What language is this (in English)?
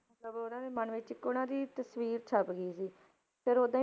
Punjabi